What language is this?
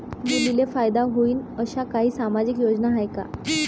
Marathi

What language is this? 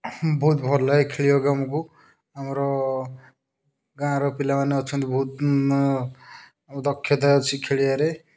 Odia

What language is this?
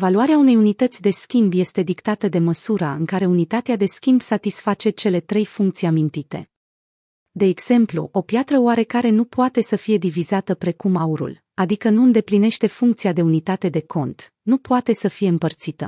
Romanian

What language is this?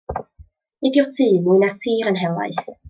Welsh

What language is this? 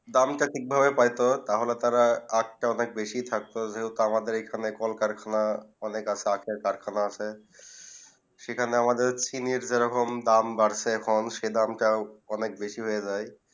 Bangla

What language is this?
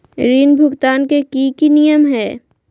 Magahi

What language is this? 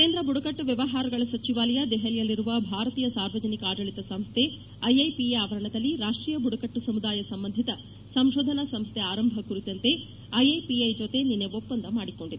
Kannada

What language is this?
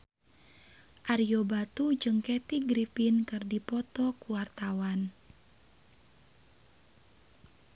Sundanese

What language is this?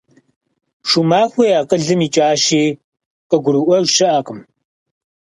Kabardian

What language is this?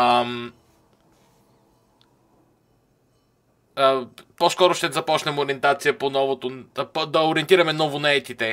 Bulgarian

